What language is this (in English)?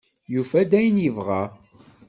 Kabyle